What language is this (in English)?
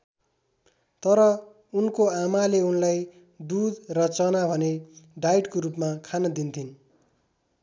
Nepali